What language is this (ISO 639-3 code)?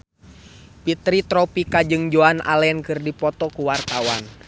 sun